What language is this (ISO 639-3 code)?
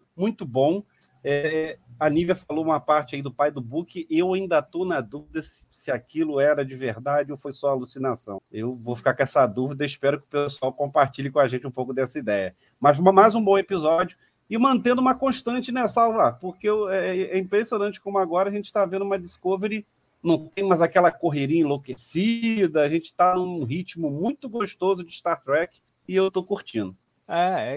por